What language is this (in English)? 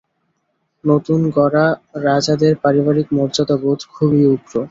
Bangla